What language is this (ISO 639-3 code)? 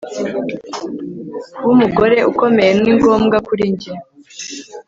kin